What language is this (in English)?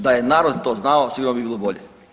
Croatian